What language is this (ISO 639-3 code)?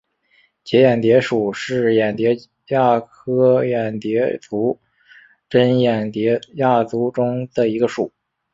zho